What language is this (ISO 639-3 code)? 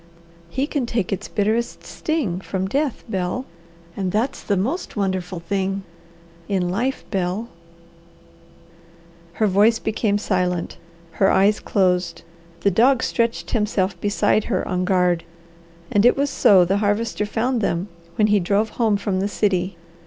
eng